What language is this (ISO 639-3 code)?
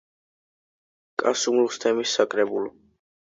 kat